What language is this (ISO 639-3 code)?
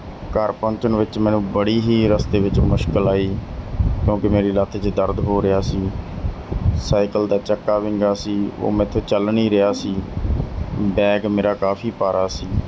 pan